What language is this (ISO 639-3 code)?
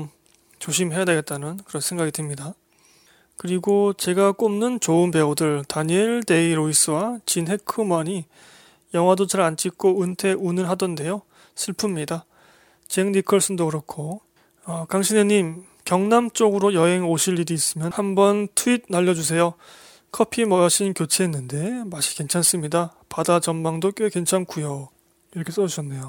kor